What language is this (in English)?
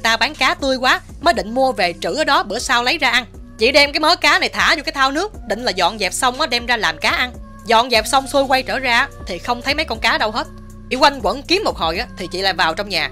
Vietnamese